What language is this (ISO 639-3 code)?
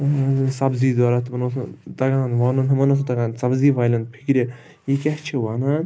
kas